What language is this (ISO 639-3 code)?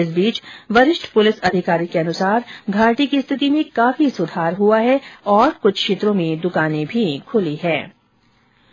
hin